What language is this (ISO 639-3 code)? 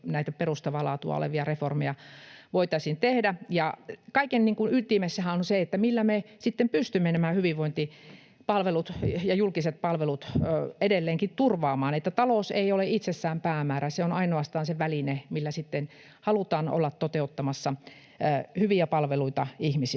fin